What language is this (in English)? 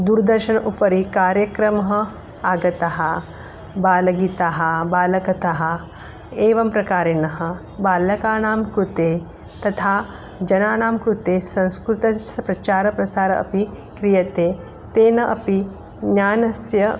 Sanskrit